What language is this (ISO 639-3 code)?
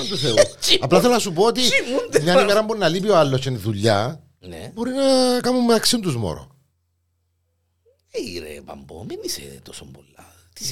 ell